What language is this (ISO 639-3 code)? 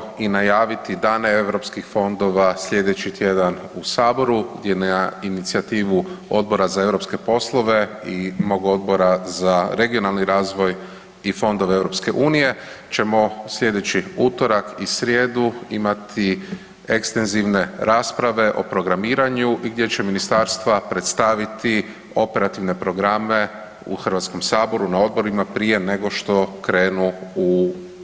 hrv